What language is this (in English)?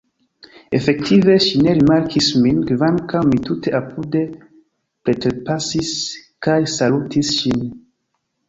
Esperanto